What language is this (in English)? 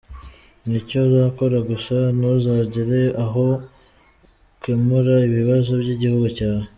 Kinyarwanda